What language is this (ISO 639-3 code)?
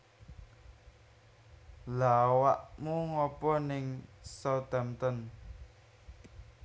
jav